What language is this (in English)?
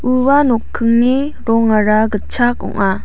Garo